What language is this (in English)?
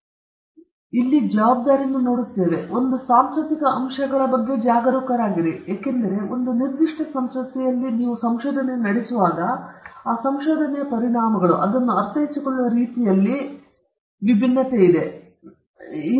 Kannada